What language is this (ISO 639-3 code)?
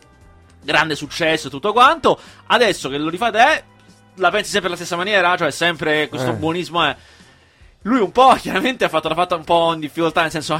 ita